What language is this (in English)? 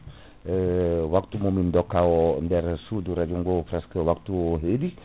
Fula